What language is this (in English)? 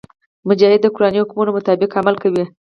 Pashto